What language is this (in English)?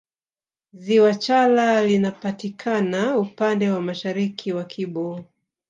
Swahili